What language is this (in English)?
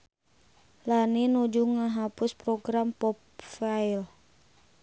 Sundanese